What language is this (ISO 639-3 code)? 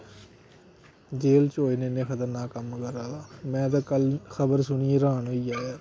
doi